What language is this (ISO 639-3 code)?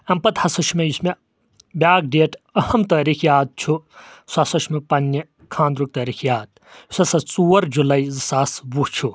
kas